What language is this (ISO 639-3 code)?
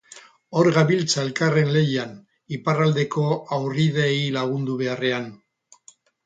eus